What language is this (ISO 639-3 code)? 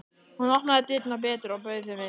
isl